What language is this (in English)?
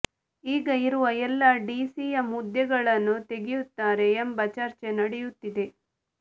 Kannada